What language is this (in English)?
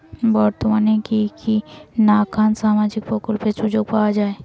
Bangla